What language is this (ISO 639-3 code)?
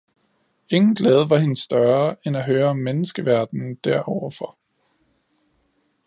dan